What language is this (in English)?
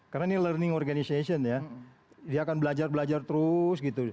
Indonesian